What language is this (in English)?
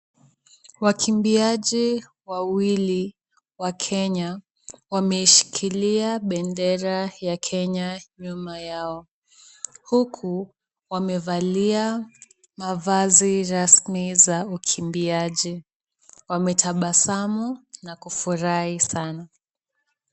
Swahili